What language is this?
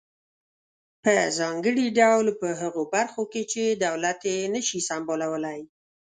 Pashto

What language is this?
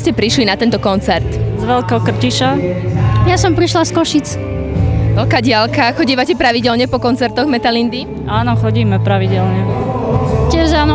Slovak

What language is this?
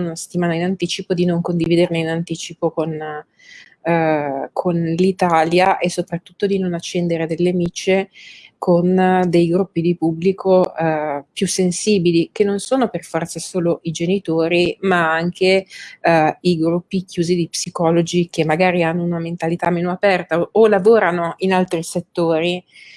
Italian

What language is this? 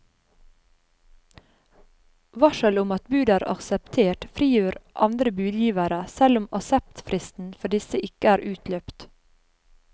Norwegian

